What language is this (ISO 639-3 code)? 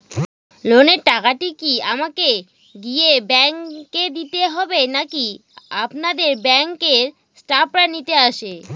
ben